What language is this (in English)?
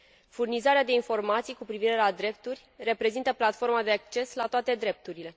Romanian